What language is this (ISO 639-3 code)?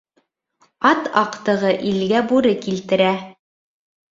bak